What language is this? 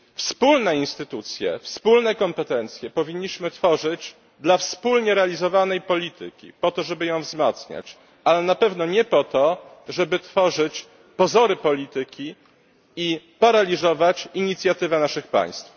Polish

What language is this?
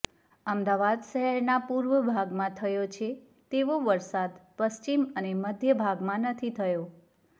Gujarati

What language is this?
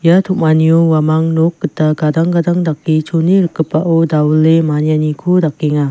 Garo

